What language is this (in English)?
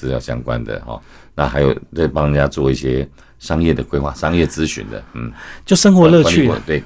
Chinese